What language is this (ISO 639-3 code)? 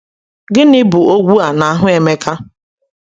ibo